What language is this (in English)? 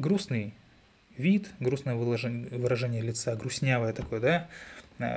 Russian